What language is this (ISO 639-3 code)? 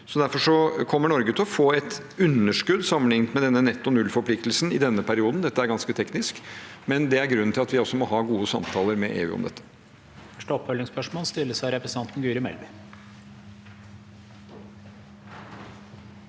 nor